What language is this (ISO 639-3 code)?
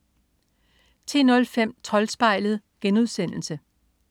dan